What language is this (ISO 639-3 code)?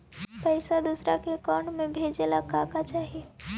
mag